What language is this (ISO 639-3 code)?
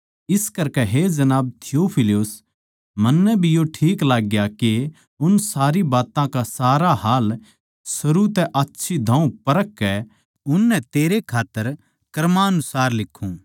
bgc